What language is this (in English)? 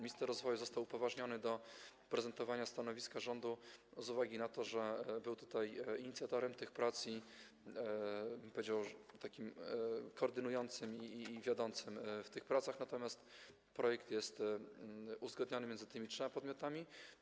Polish